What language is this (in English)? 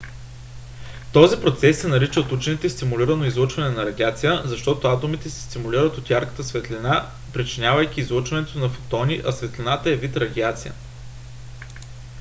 Bulgarian